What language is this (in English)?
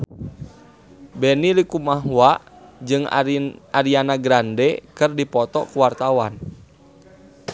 Sundanese